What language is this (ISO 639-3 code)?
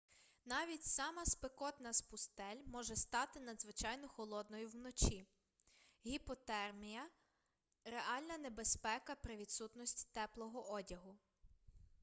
ukr